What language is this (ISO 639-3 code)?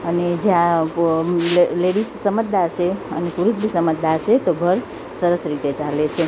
guj